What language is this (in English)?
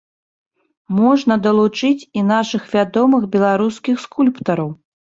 Belarusian